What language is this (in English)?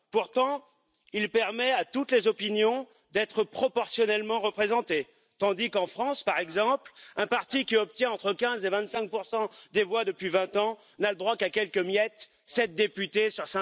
French